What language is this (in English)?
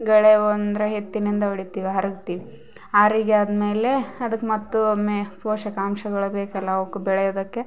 Kannada